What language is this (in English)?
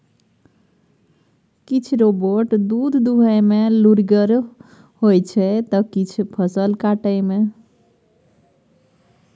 Maithili